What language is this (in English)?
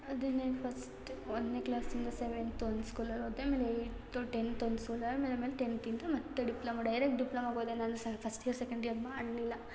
Kannada